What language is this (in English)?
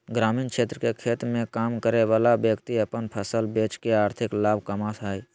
Magahi